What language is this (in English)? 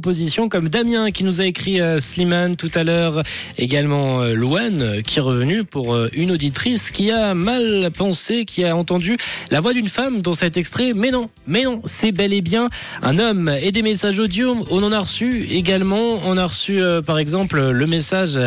French